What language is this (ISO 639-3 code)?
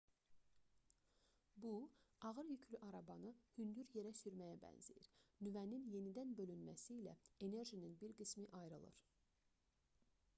aze